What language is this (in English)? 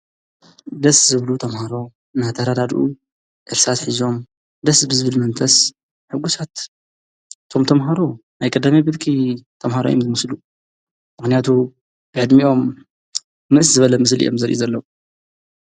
Tigrinya